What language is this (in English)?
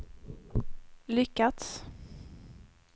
Swedish